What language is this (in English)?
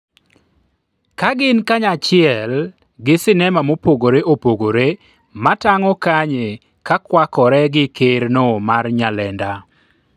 Luo (Kenya and Tanzania)